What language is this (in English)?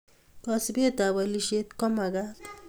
Kalenjin